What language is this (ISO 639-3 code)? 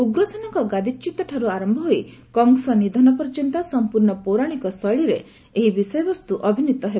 ori